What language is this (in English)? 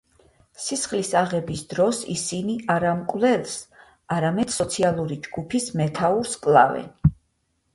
Georgian